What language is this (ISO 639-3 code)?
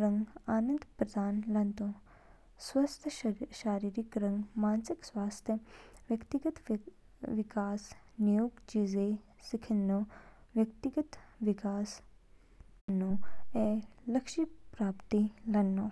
kfk